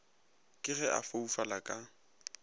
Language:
Northern Sotho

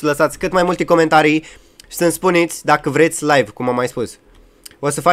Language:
Romanian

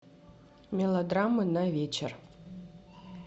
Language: Russian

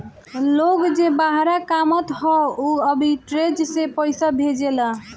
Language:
Bhojpuri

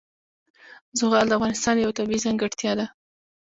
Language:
Pashto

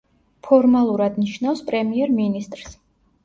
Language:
Georgian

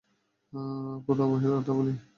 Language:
Bangla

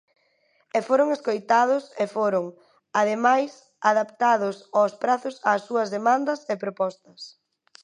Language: Galician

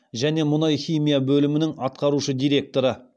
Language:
Kazakh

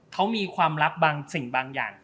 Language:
Thai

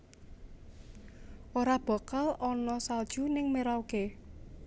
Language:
Javanese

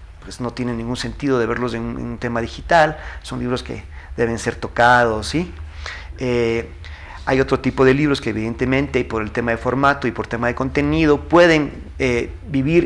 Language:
Spanish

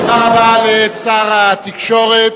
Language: Hebrew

